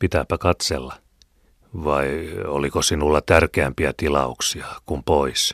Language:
Finnish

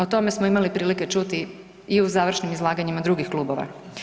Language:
Croatian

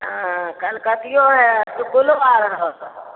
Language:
Maithili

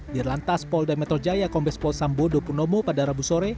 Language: Indonesian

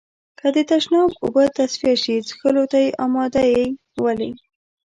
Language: Pashto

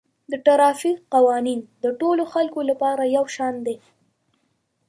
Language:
Pashto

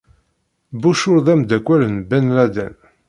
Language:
Kabyle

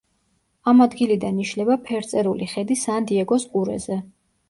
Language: Georgian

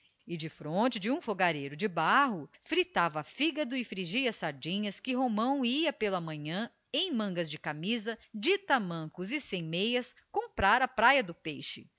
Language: Portuguese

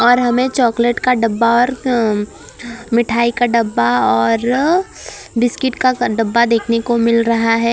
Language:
Hindi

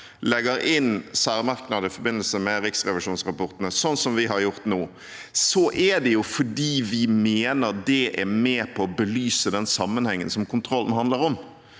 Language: Norwegian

